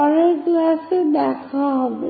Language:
Bangla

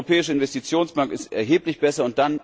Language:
German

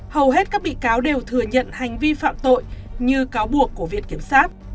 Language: Vietnamese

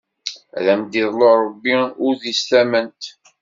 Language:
Kabyle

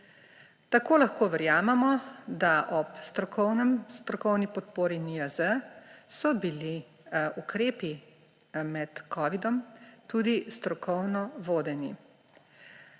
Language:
Slovenian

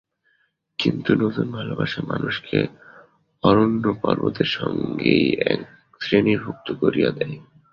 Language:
Bangla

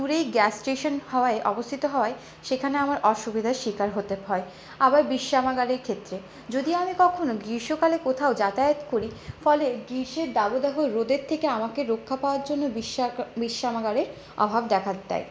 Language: Bangla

